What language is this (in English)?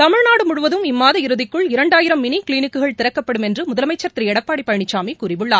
Tamil